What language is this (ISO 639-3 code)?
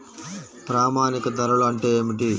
tel